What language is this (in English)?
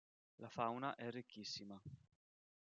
Italian